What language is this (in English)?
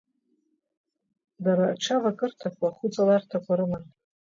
Abkhazian